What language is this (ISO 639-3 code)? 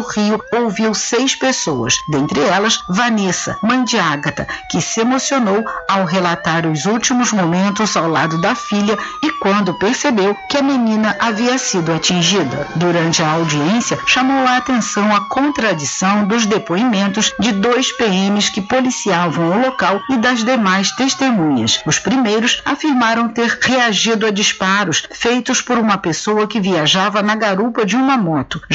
por